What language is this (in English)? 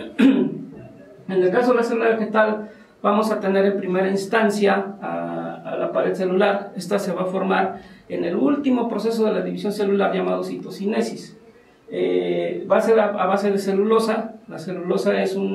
Spanish